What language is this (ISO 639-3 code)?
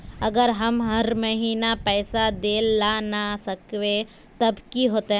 mag